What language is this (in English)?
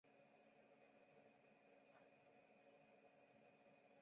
Chinese